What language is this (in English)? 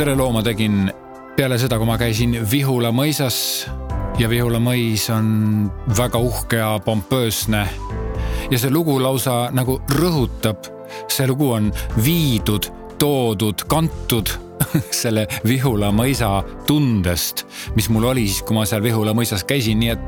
Czech